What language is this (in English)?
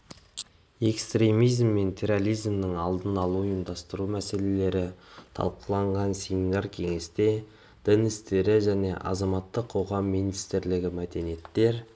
Kazakh